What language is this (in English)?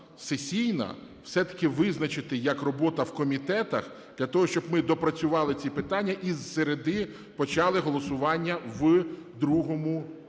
Ukrainian